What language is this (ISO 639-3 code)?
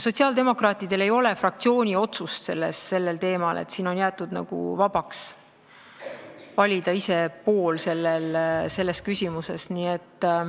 est